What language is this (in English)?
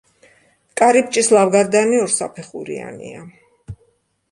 Georgian